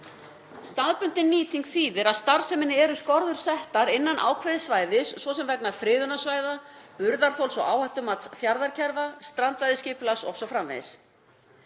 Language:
Icelandic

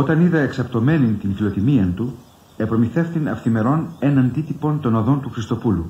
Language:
Greek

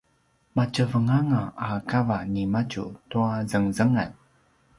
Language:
Paiwan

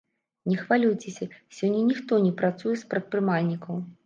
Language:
Belarusian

